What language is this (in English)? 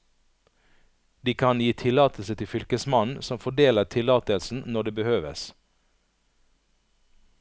Norwegian